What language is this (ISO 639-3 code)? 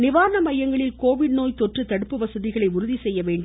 tam